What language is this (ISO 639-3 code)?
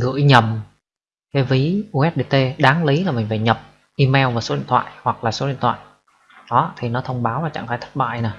vie